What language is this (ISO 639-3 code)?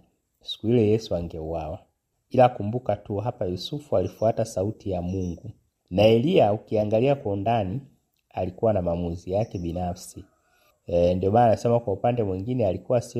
swa